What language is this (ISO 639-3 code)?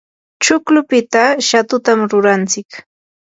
qur